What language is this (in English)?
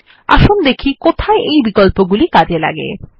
Bangla